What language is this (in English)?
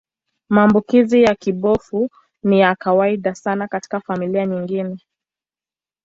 Swahili